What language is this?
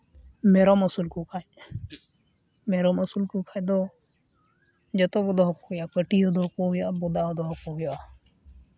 Santali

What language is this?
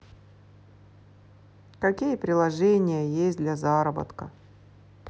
Russian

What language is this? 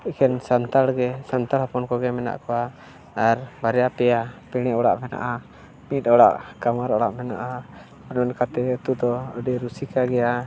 Santali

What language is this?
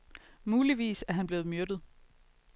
Danish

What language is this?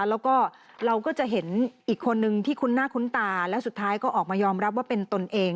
Thai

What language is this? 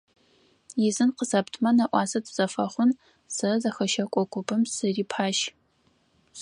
Adyghe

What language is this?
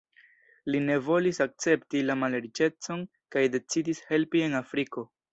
Esperanto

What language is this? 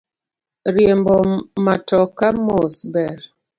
Luo (Kenya and Tanzania)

